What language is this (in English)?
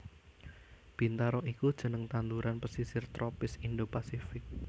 Javanese